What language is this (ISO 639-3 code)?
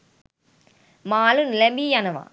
sin